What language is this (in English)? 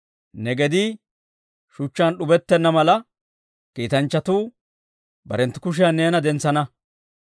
Dawro